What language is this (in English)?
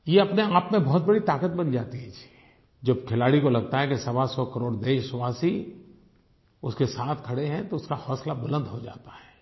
Hindi